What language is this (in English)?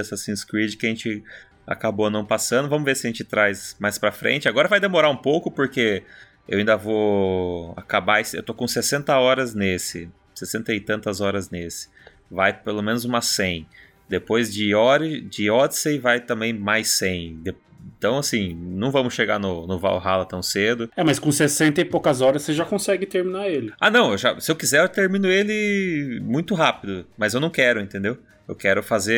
Portuguese